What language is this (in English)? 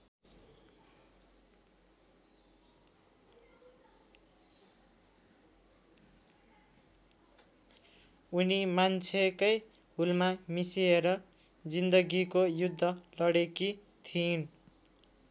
Nepali